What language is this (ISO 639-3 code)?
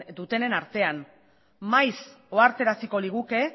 eus